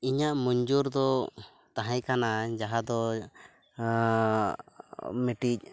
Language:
Santali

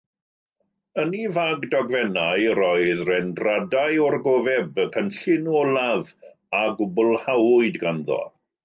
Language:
Welsh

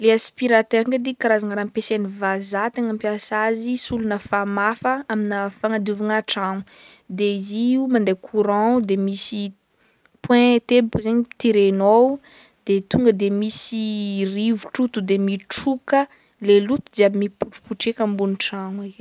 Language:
Northern Betsimisaraka Malagasy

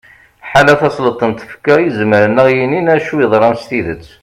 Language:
Kabyle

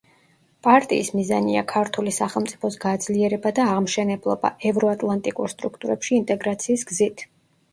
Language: Georgian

